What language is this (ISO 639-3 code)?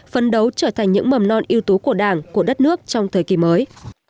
vie